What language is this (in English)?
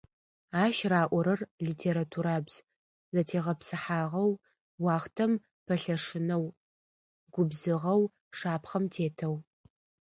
Adyghe